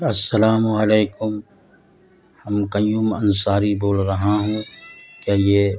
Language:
Urdu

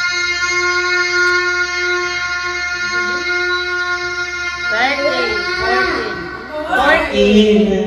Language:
Filipino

